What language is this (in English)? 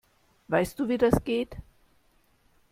German